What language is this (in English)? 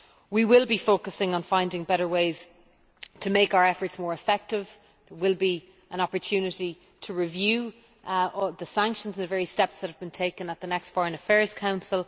English